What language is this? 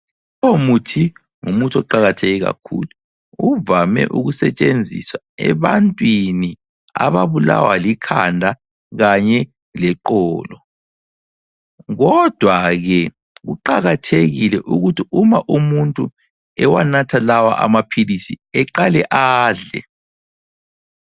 North Ndebele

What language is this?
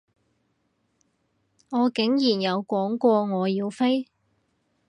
Cantonese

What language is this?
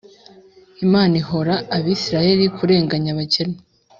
Kinyarwanda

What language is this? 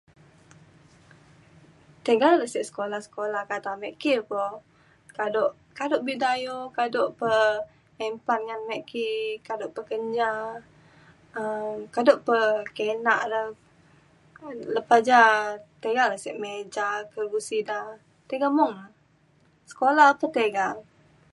Mainstream Kenyah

